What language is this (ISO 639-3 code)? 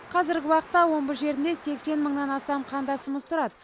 kaz